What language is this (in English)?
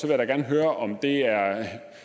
Danish